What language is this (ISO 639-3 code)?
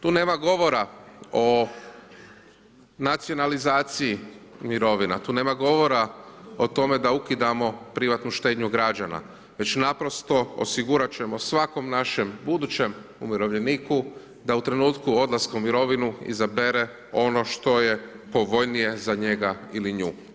hrv